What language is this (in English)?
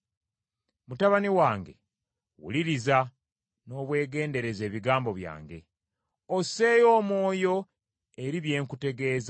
Ganda